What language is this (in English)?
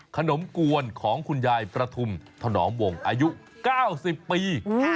Thai